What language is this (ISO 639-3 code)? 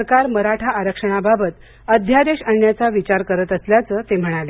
mar